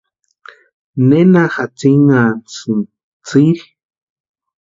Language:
Western Highland Purepecha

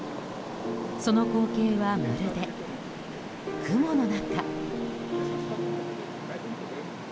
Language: Japanese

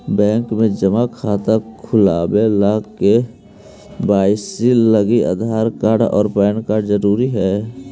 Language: Magahi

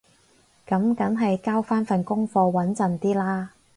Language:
Cantonese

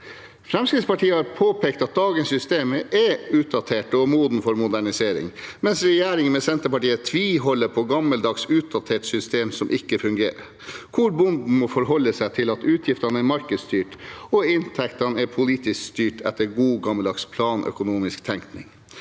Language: Norwegian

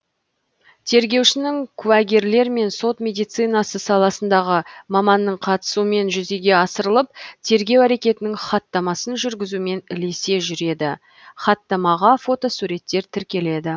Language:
Kazakh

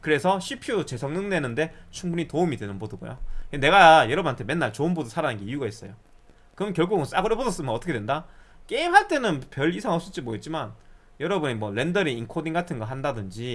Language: Korean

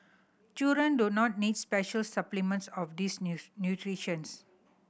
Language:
English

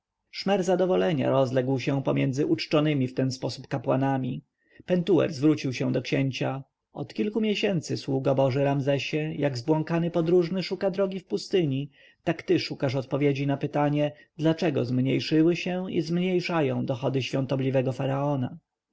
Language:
Polish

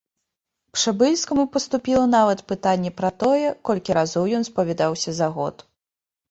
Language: Belarusian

